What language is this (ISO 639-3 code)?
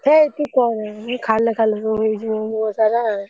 ori